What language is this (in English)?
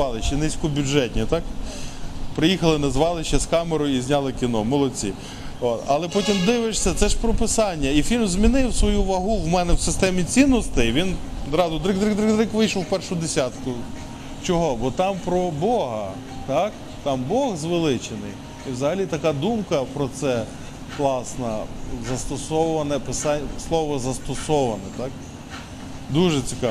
Ukrainian